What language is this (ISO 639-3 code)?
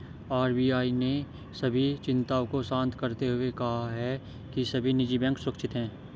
hin